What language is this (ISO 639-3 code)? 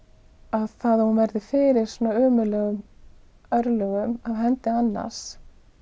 isl